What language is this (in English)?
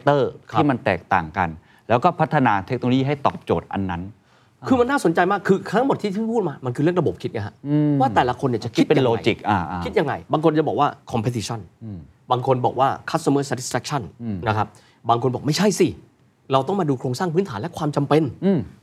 Thai